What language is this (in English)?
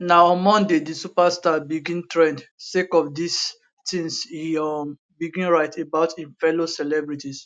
Nigerian Pidgin